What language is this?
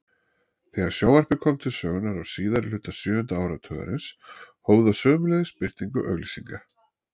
Icelandic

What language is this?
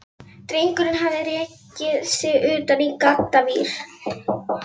Icelandic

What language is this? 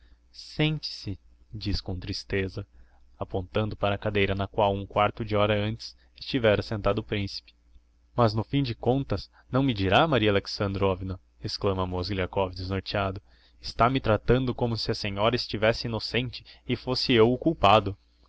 Portuguese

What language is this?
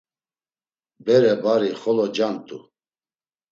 Laz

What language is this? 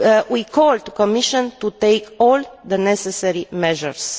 English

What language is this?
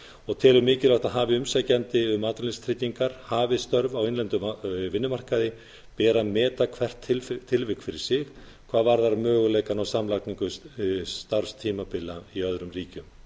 Icelandic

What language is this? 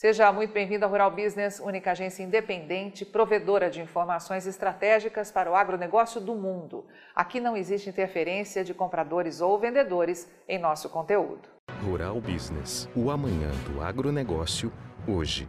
Portuguese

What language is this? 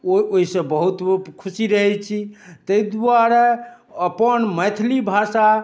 Maithili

